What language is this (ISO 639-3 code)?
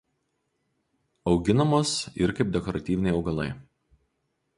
lit